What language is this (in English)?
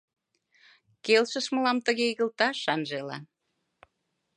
Mari